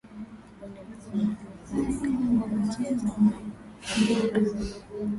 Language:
Swahili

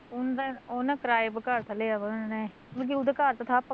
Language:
Punjabi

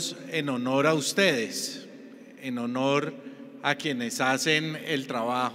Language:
Spanish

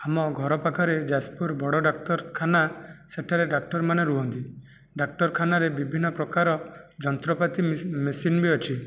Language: Odia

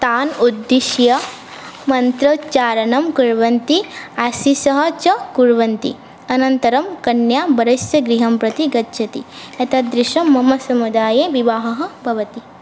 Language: Sanskrit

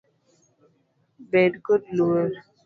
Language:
Luo (Kenya and Tanzania)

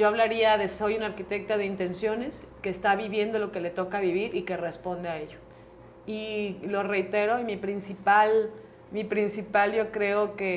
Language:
Spanish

